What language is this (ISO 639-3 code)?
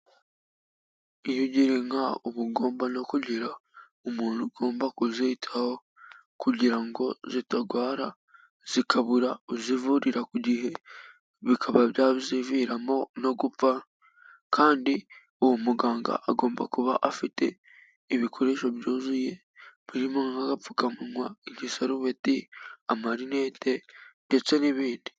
kin